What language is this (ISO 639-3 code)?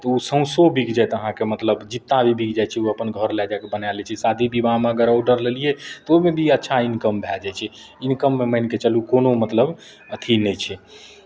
mai